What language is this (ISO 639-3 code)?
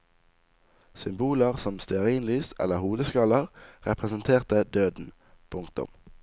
nor